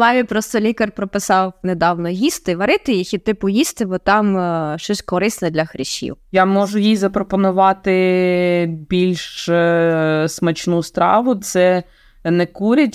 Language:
Ukrainian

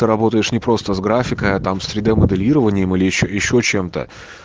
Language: Russian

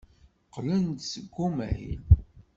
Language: Kabyle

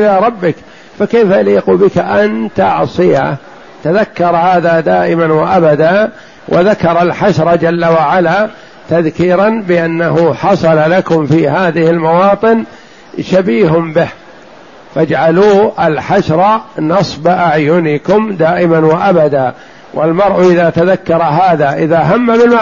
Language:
Arabic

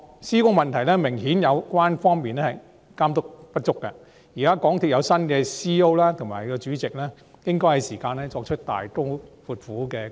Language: Cantonese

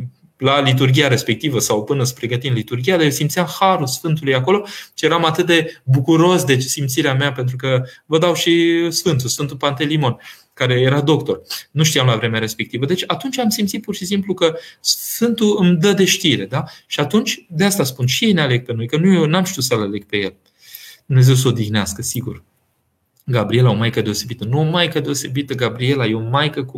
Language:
Romanian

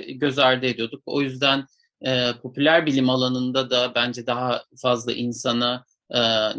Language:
Turkish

